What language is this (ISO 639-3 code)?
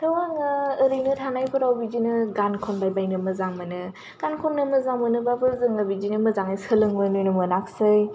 brx